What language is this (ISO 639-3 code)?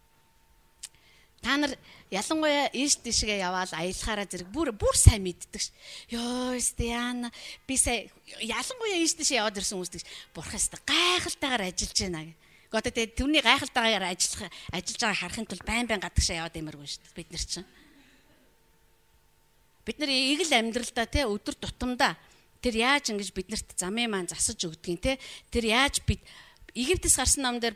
nld